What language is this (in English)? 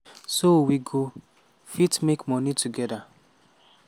Nigerian Pidgin